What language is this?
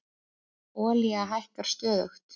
Icelandic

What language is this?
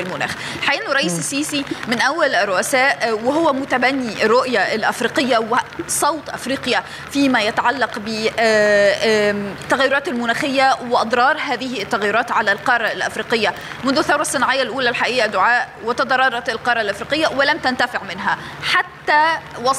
Arabic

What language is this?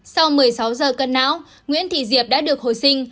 Vietnamese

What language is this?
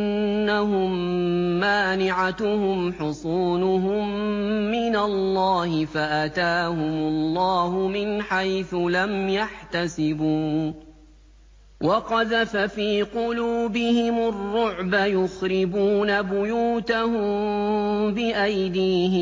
Arabic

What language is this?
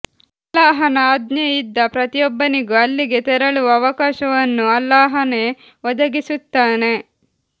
Kannada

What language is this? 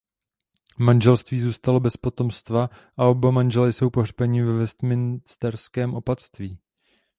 Czech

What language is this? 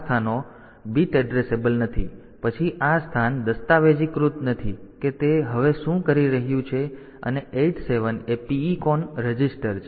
Gujarati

